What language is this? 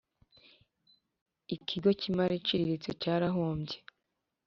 Kinyarwanda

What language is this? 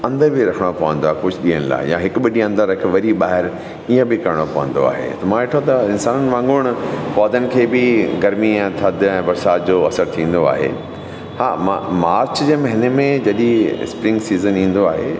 Sindhi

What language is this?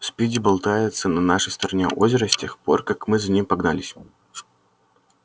Russian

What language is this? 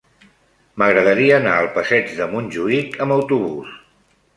Catalan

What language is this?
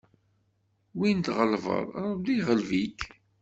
Kabyle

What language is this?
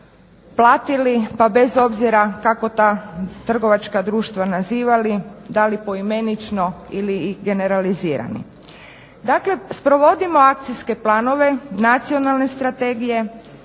Croatian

